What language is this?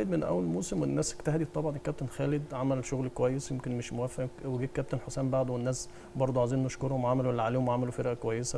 Arabic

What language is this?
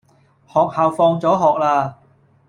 Cantonese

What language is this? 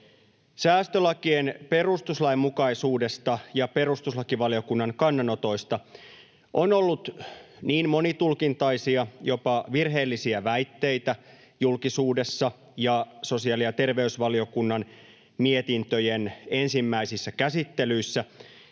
Finnish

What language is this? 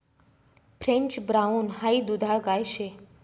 Marathi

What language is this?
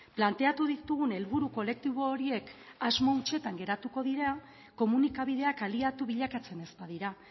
Basque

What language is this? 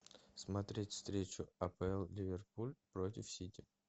Russian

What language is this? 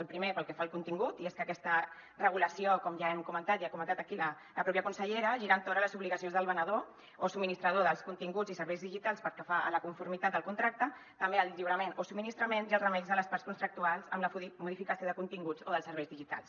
Catalan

